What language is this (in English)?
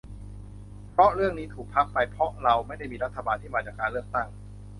Thai